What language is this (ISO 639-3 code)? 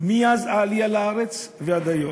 heb